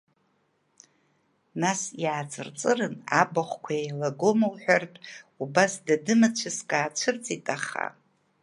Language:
Abkhazian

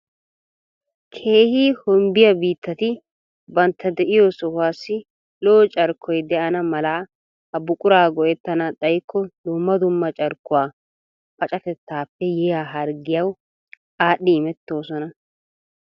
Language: Wolaytta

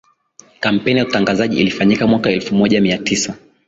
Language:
Swahili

